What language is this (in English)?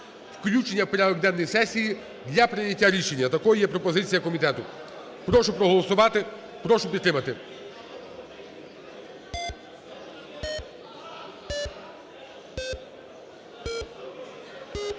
Ukrainian